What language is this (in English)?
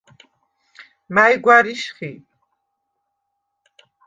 Svan